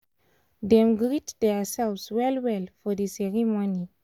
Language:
Nigerian Pidgin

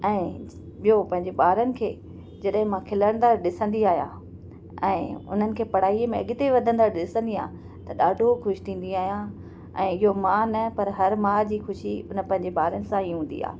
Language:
Sindhi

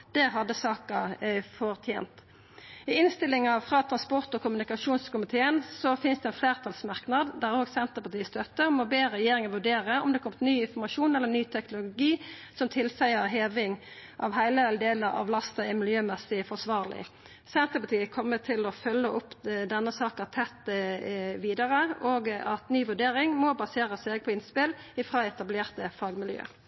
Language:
Norwegian Nynorsk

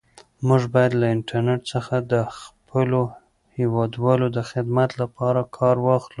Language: Pashto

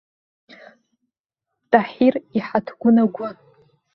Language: Abkhazian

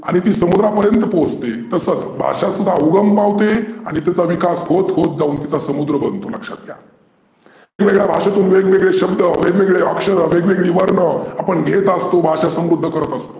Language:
Marathi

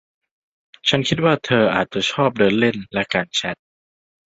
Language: Thai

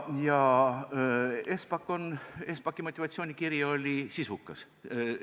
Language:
Estonian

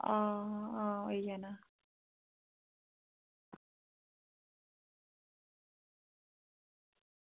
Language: Dogri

